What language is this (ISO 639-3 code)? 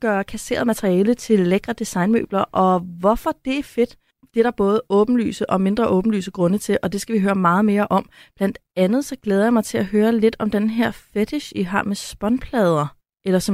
dan